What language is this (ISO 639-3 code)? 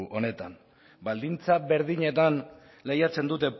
eus